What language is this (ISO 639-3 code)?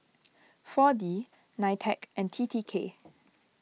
eng